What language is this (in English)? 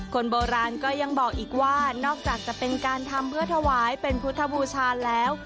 Thai